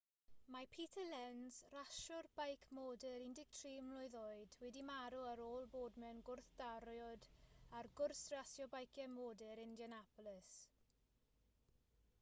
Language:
Welsh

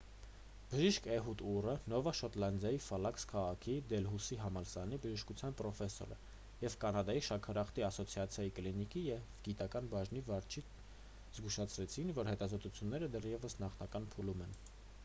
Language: Armenian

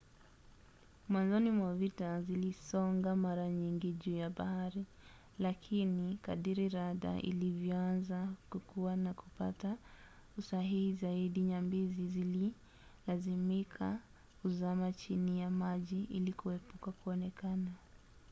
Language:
Swahili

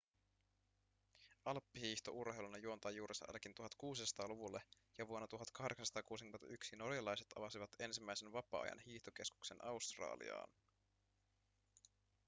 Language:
Finnish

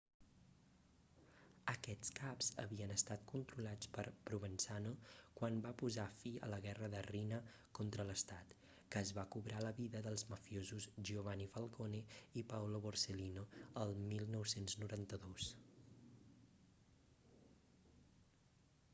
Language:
Catalan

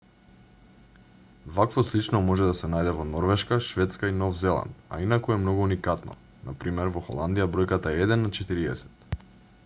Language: Macedonian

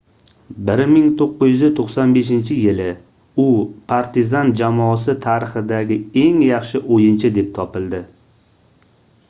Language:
Uzbek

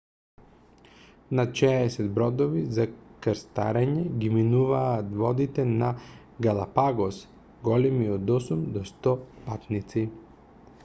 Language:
Macedonian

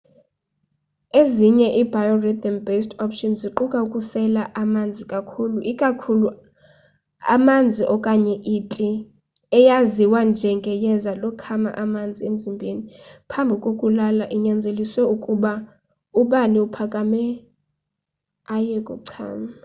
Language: Xhosa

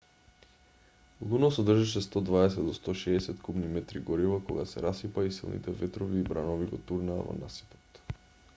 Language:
Macedonian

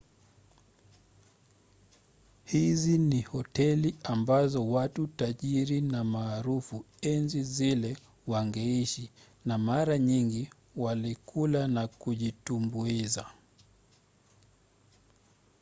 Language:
Swahili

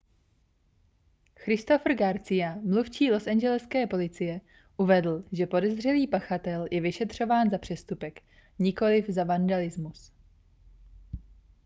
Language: Czech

